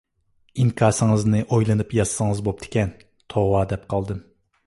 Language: Uyghur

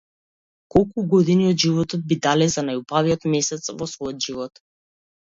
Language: Macedonian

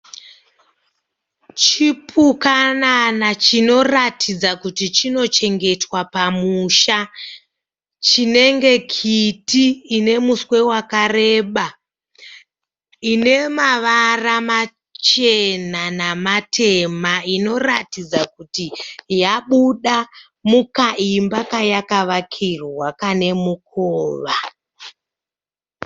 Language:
Shona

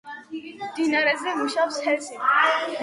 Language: Georgian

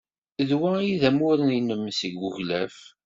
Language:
Kabyle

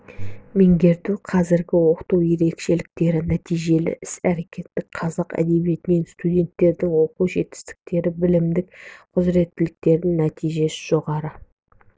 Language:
Kazakh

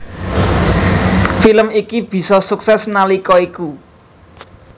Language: Javanese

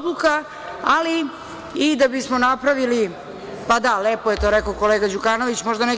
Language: Serbian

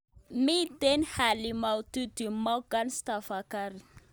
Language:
Kalenjin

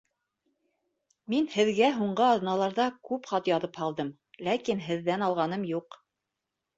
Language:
Bashkir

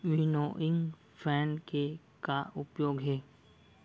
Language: Chhattisgarhi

